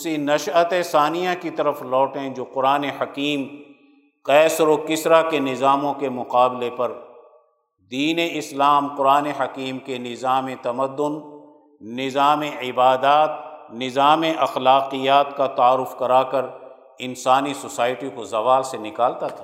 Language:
Urdu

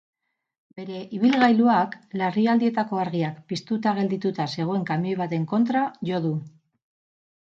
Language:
Basque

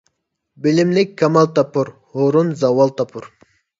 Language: Uyghur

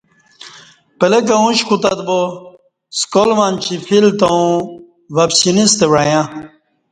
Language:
Kati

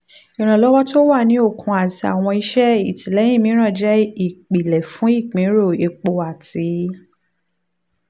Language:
Yoruba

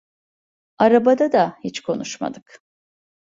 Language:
Turkish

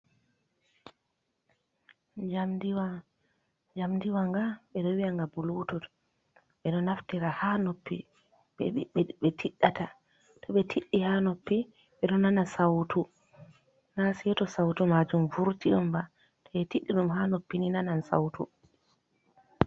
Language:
Fula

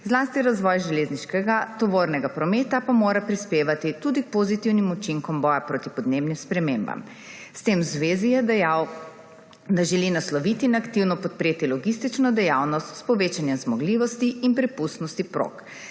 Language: Slovenian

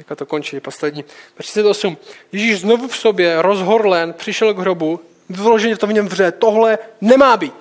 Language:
Czech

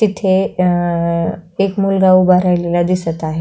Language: Marathi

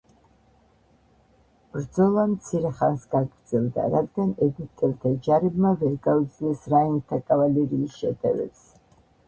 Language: Georgian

